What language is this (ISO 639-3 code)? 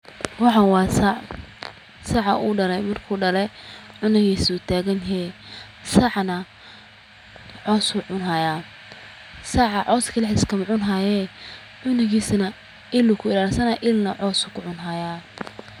som